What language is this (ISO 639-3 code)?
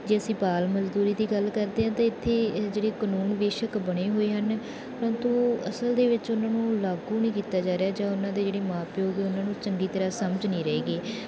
pan